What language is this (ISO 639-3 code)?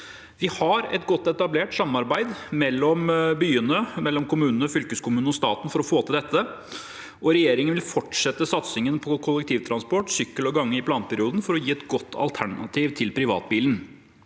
nor